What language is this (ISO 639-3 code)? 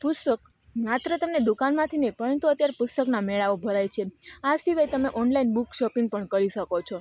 guj